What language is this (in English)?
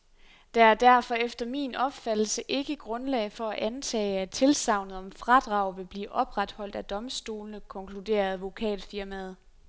Danish